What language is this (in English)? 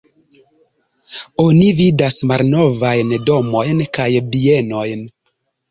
Esperanto